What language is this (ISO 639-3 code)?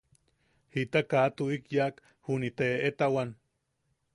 yaq